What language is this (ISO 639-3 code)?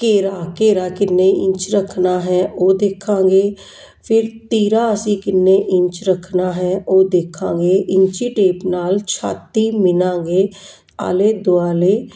pan